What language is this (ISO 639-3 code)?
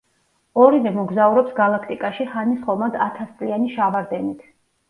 kat